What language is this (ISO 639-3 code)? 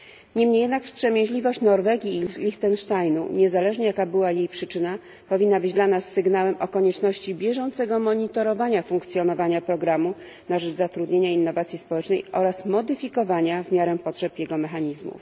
pol